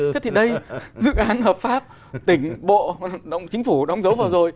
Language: Vietnamese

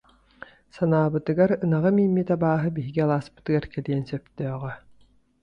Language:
Yakut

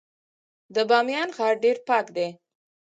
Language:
Pashto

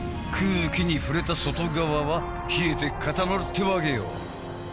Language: Japanese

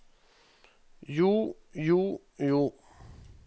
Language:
Norwegian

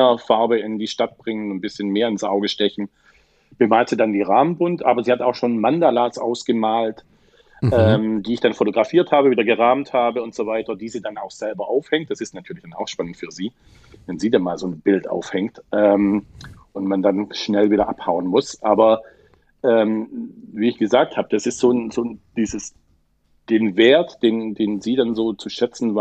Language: German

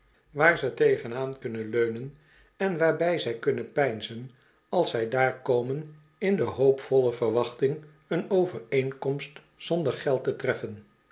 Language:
Dutch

